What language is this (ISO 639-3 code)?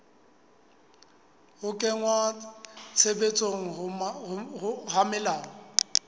sot